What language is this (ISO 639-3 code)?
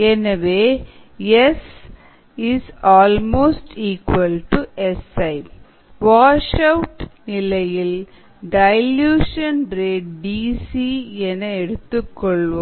tam